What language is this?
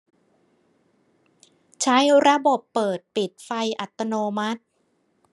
Thai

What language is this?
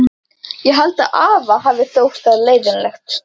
Icelandic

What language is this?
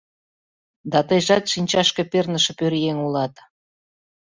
Mari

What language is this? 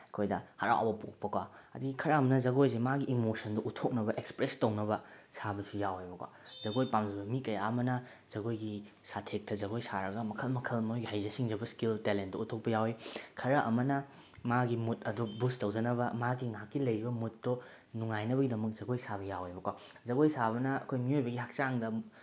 Manipuri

